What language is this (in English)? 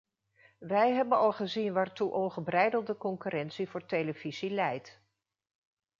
Dutch